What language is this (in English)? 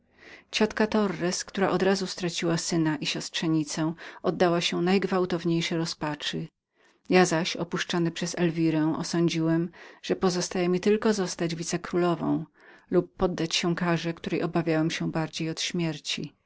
Polish